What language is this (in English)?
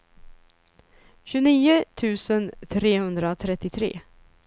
Swedish